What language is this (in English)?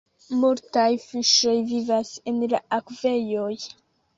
Esperanto